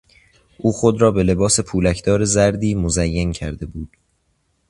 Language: Persian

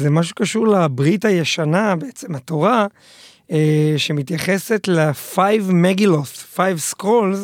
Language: Hebrew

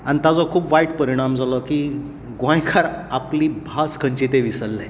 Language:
Konkani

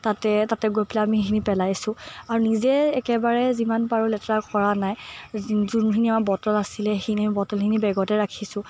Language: Assamese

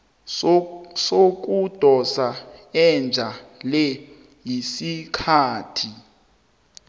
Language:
South Ndebele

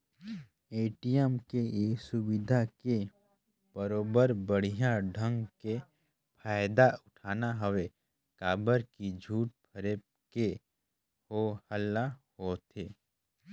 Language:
Chhattisgarhi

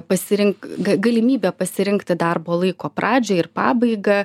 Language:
Lithuanian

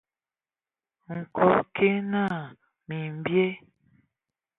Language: Ewondo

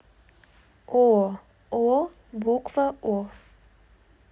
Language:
Russian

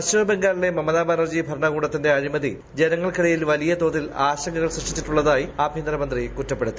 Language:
Malayalam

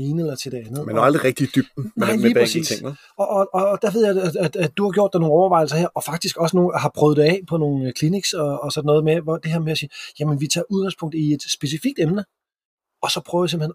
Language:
Danish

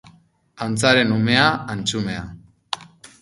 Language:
Basque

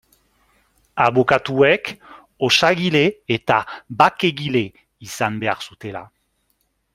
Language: Basque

